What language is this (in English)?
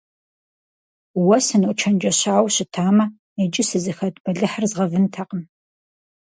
Kabardian